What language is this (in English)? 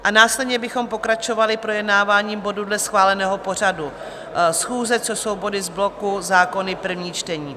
Czech